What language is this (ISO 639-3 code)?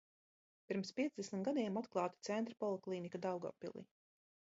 lav